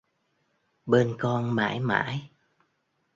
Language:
Vietnamese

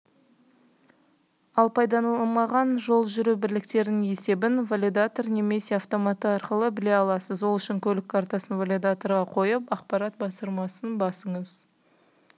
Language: Kazakh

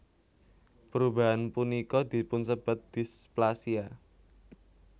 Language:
Javanese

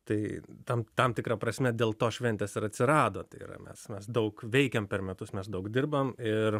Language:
Lithuanian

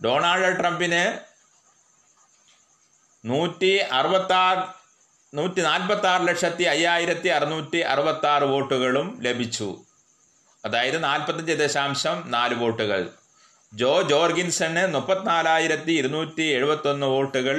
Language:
Malayalam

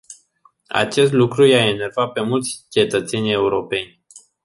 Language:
Romanian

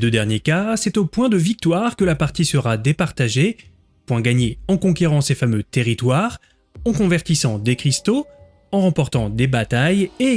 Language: French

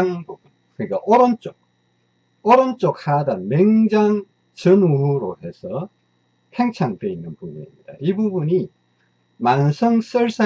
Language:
Korean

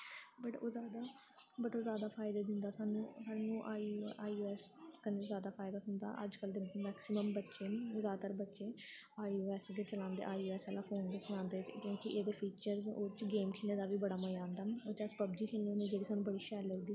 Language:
Dogri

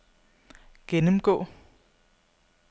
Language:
Danish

